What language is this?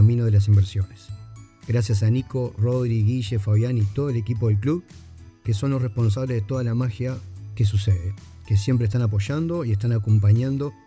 Spanish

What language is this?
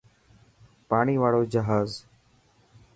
Dhatki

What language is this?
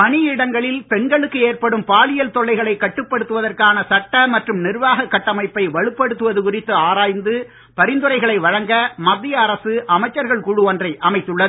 Tamil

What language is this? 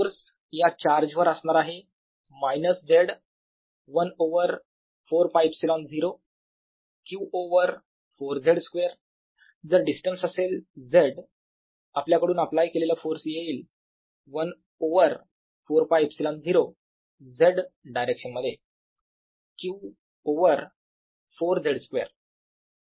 Marathi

